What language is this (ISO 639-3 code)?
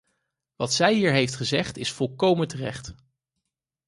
nld